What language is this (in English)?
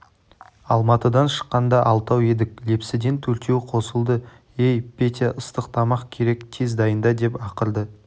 Kazakh